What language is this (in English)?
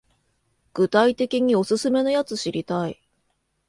Japanese